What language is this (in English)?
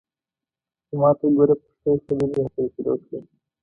Pashto